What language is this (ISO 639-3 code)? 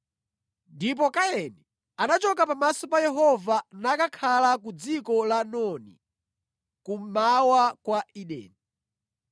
nya